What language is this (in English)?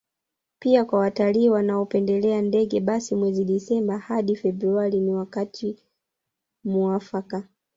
Swahili